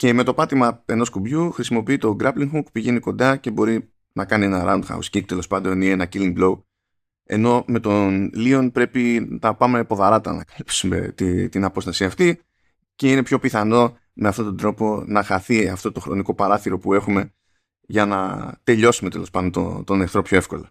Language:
Greek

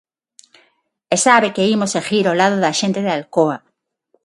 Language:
Galician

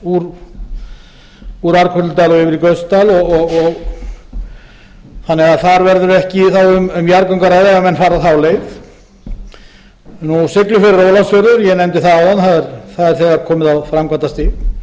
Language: Icelandic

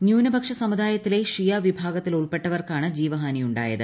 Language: Malayalam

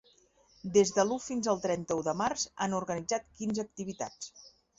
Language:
Catalan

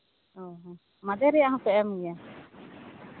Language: Santali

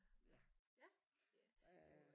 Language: Danish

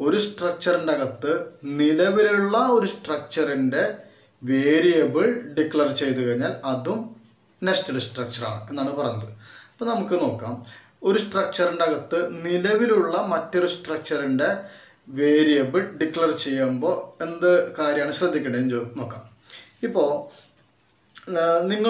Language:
Turkish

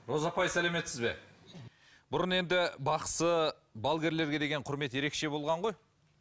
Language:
Kazakh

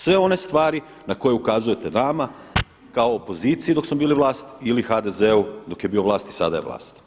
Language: Croatian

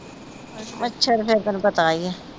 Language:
Punjabi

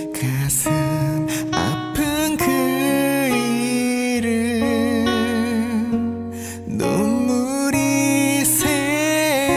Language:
Korean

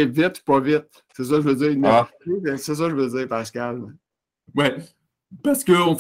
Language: French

